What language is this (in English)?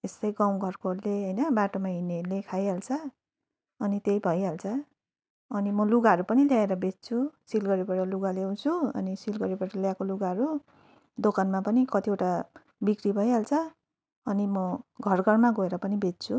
Nepali